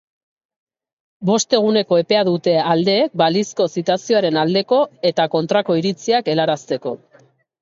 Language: Basque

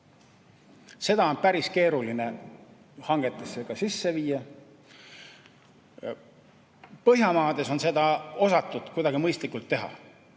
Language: Estonian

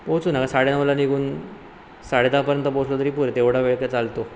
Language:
Marathi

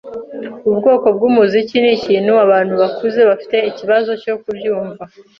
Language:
Kinyarwanda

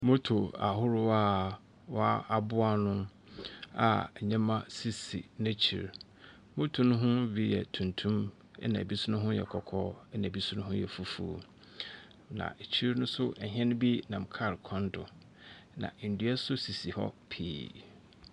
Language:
Akan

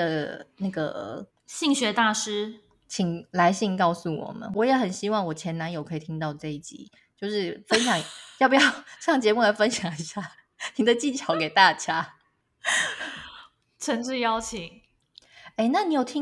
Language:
Chinese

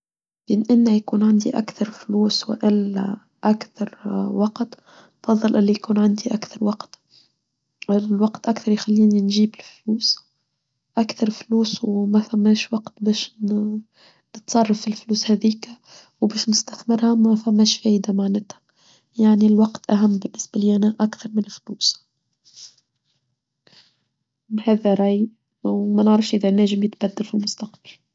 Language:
Tunisian Arabic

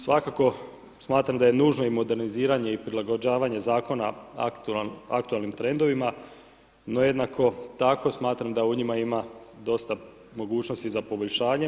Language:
Croatian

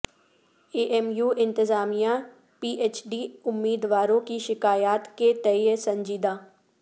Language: Urdu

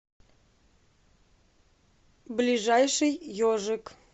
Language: Russian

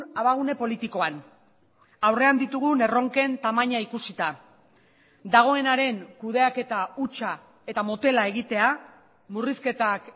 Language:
Basque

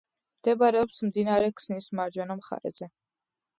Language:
Georgian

